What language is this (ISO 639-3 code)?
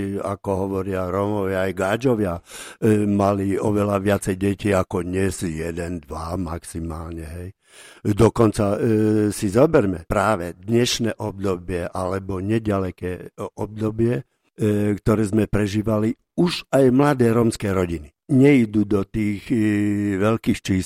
slk